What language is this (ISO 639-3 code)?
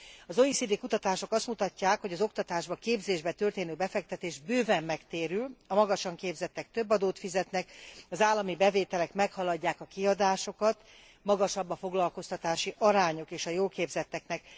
hun